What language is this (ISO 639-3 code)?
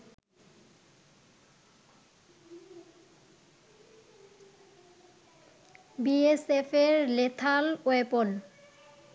ben